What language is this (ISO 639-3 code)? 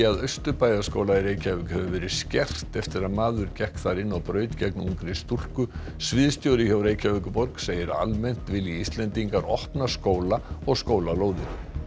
isl